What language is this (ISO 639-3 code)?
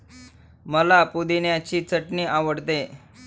mar